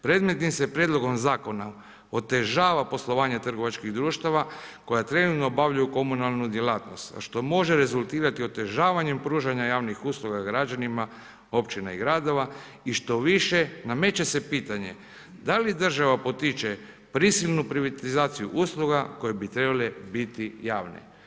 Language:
Croatian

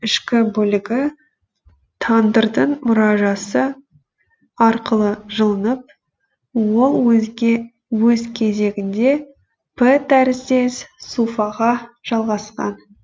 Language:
Kazakh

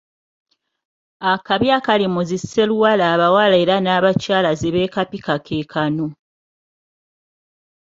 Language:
Ganda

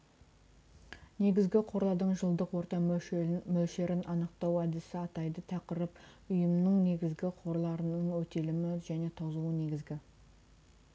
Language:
Kazakh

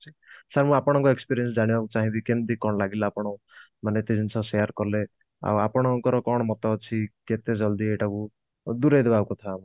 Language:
Odia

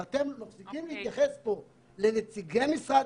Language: Hebrew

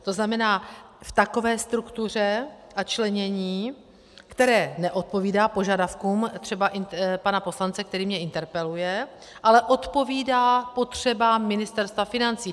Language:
Czech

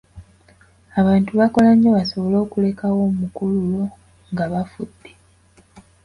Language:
Ganda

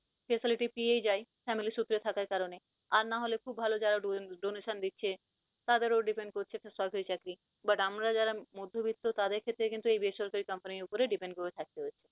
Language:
Bangla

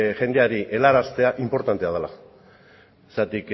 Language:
Basque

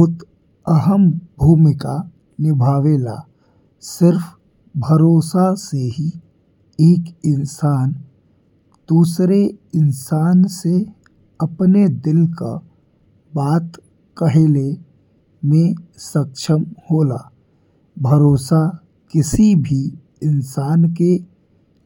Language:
Bhojpuri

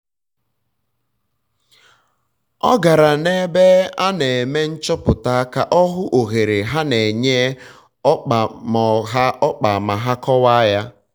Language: Igbo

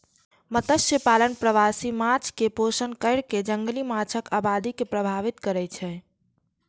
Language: Maithili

